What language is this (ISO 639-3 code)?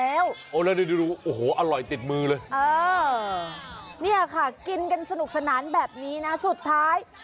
tha